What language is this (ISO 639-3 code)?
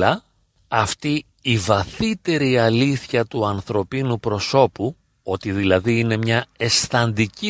ell